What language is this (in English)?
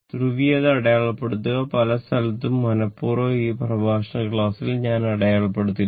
Malayalam